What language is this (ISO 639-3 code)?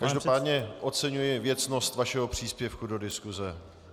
ces